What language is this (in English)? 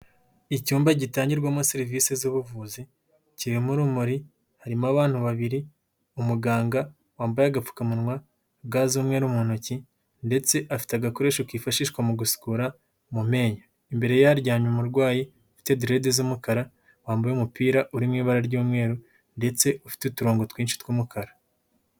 Kinyarwanda